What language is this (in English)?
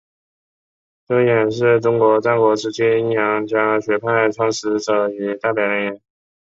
Chinese